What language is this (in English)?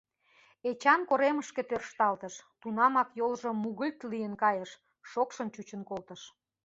Mari